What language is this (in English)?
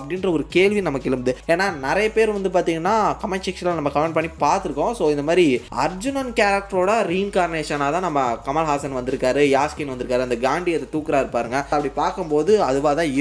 Tamil